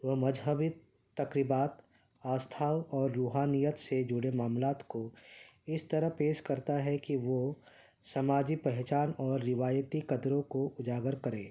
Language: Urdu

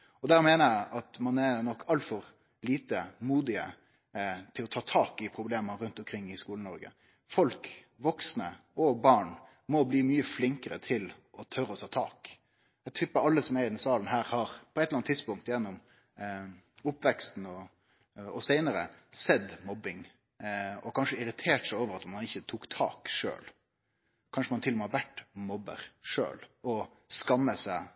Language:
Norwegian Nynorsk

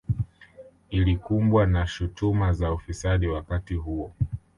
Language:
Swahili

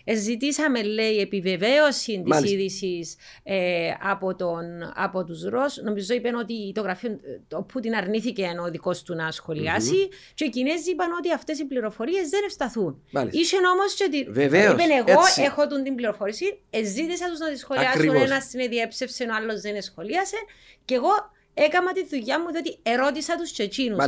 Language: Greek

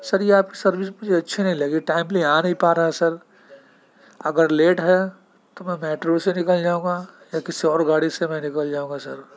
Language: Urdu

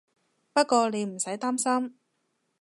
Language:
Cantonese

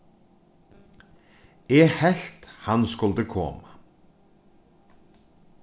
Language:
Faroese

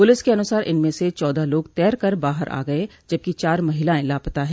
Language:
Hindi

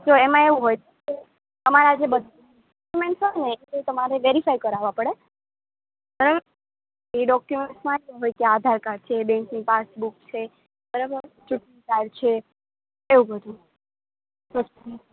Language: Gujarati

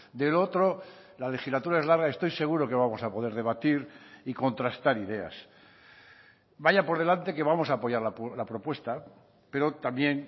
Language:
Spanish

